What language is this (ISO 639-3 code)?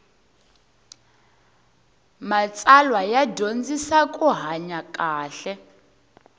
tso